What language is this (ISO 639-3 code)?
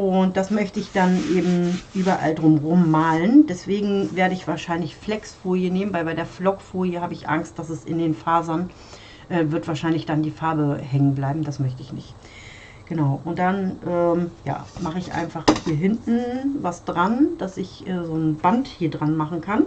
deu